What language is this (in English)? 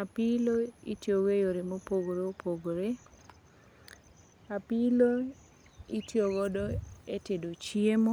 Luo (Kenya and Tanzania)